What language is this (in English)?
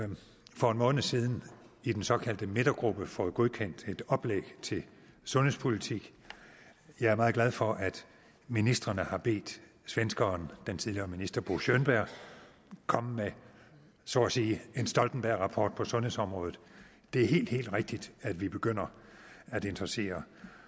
Danish